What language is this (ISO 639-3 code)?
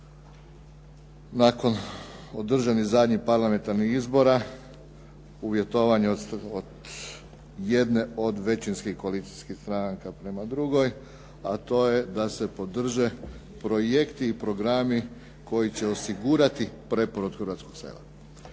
hrv